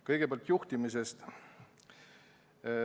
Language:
Estonian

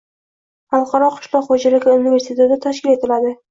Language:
Uzbek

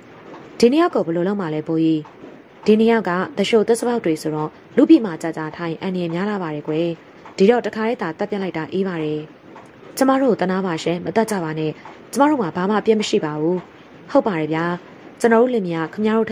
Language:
Thai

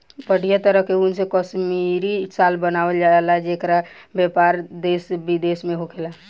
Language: Bhojpuri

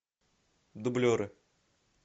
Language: Russian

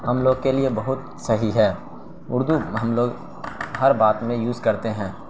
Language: Urdu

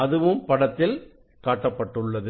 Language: Tamil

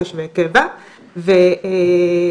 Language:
Hebrew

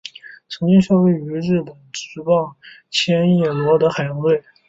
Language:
Chinese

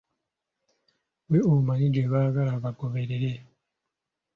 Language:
Ganda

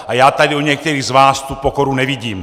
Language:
Czech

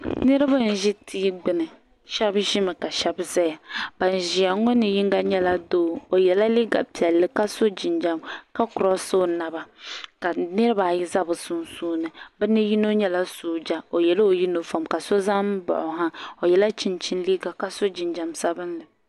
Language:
Dagbani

